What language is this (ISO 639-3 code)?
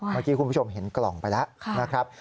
tha